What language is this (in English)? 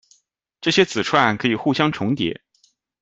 Chinese